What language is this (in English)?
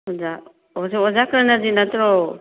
Manipuri